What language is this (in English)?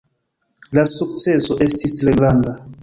Esperanto